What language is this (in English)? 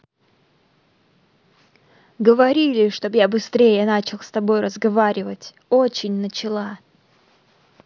Russian